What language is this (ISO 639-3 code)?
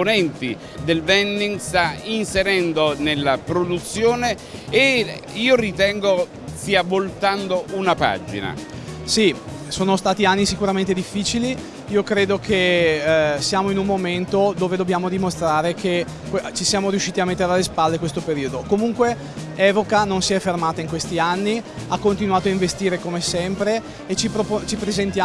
ita